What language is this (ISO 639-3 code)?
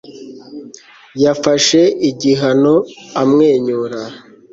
kin